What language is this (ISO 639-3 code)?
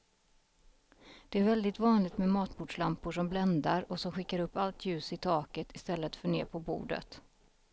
swe